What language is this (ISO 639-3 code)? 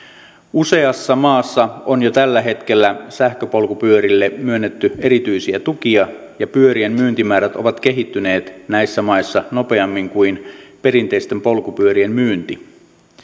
fin